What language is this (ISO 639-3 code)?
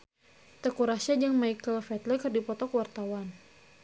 sun